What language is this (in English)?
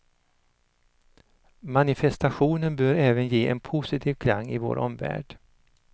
Swedish